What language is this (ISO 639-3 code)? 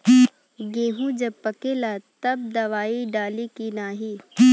bho